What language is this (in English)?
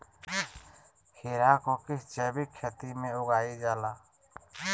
Magahi